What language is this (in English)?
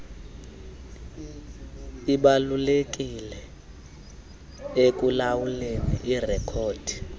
Xhosa